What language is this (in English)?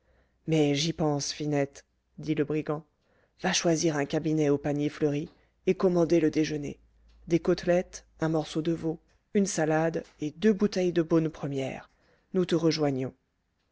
French